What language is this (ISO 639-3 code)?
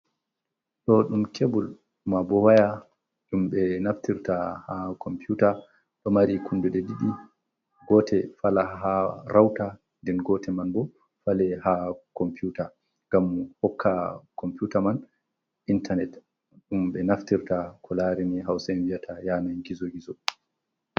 ful